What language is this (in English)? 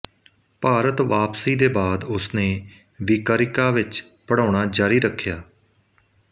Punjabi